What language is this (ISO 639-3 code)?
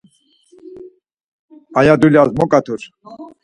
lzz